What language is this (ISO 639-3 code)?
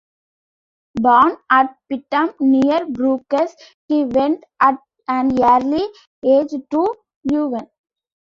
eng